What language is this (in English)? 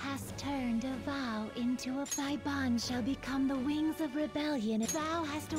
English